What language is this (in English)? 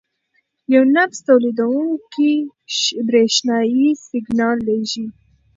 Pashto